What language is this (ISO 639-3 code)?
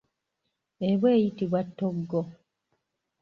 lug